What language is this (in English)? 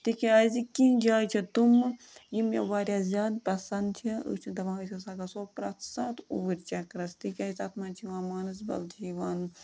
Kashmiri